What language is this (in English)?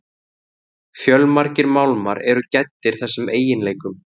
Icelandic